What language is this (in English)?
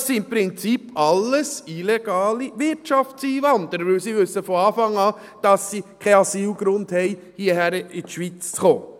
Swiss German